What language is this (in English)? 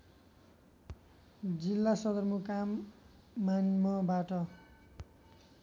Nepali